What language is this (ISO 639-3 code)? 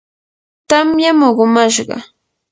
qur